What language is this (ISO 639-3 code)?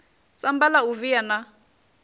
ven